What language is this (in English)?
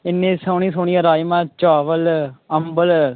Dogri